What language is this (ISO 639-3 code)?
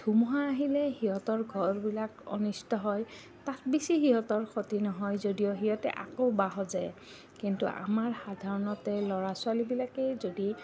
asm